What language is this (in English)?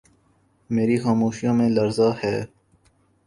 Urdu